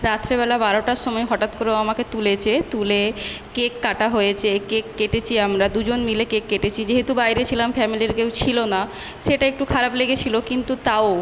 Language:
Bangla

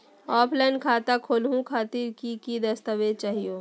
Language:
Magahi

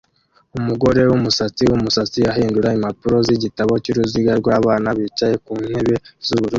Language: Kinyarwanda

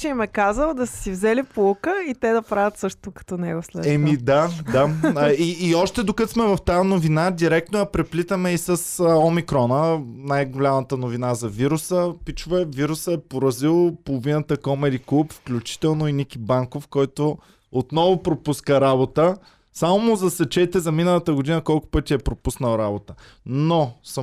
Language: Bulgarian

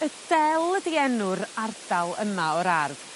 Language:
Welsh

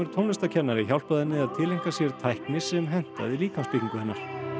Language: Icelandic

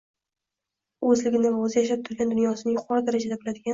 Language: Uzbek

